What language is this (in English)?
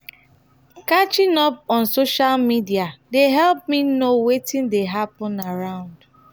Nigerian Pidgin